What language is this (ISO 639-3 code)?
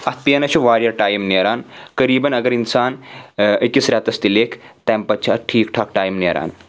kas